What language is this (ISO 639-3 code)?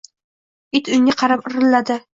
uzb